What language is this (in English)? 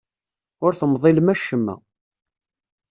Kabyle